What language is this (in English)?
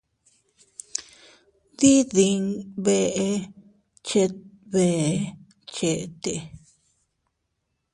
Teutila Cuicatec